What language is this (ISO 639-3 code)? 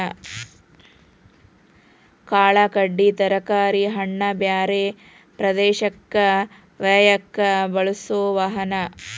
kan